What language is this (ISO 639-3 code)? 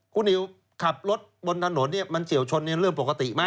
tha